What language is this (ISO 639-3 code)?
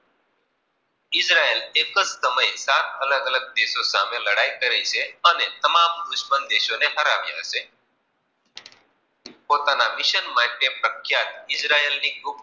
guj